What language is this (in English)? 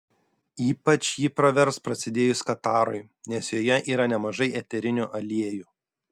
Lithuanian